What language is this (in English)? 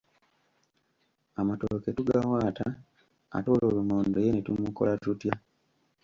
Ganda